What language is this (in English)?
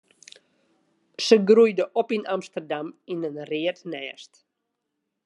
Western Frisian